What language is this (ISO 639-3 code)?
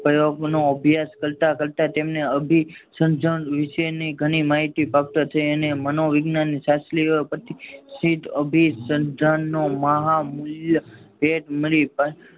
guj